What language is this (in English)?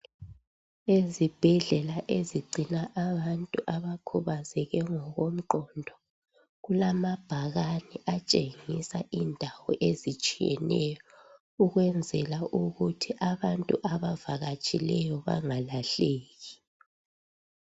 North Ndebele